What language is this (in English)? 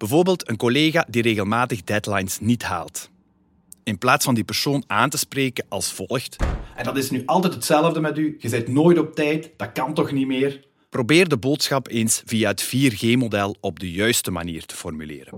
Dutch